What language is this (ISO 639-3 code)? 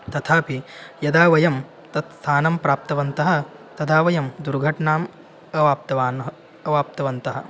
san